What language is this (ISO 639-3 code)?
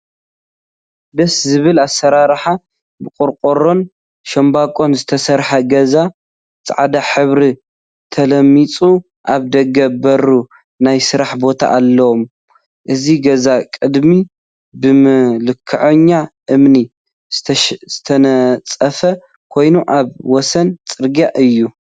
tir